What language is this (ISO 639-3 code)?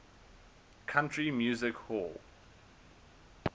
eng